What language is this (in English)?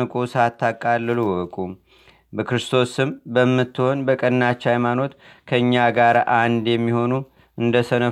Amharic